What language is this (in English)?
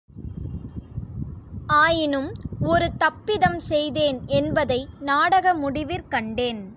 Tamil